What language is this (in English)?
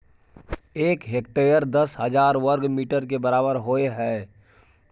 Maithili